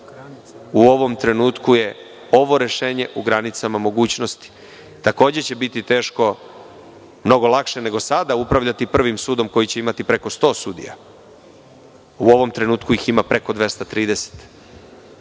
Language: Serbian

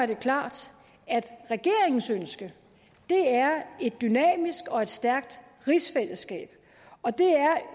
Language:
Danish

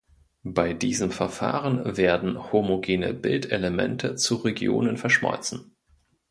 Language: German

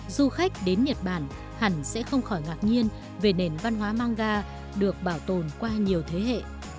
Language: Vietnamese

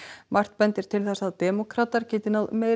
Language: Icelandic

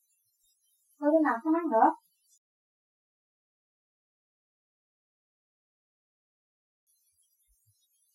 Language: Vietnamese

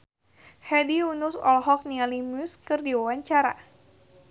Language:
Sundanese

